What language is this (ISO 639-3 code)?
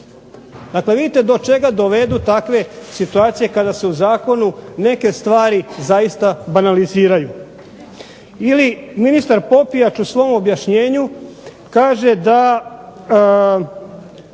hrv